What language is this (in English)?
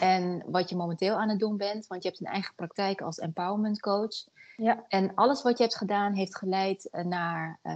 Dutch